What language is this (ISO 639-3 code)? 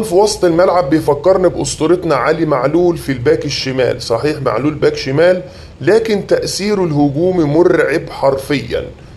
ara